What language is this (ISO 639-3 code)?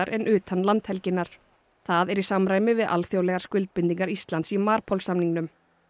isl